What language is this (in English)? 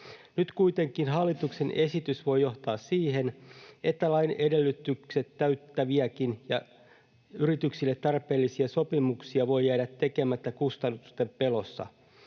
Finnish